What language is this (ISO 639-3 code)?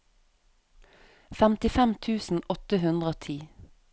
nor